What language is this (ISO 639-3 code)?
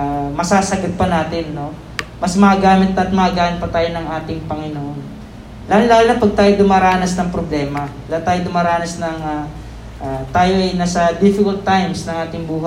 fil